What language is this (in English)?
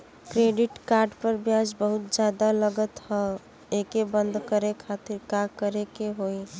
Bhojpuri